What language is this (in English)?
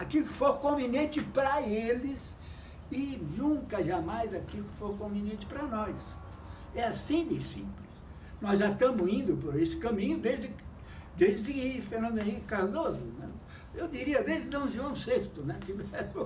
Portuguese